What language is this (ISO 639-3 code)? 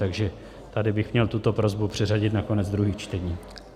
ces